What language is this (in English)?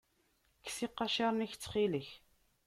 Kabyle